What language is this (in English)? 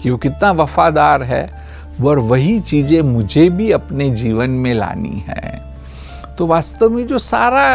Hindi